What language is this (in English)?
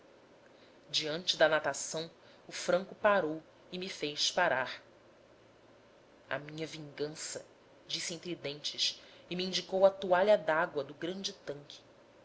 Portuguese